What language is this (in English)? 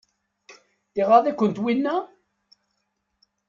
Kabyle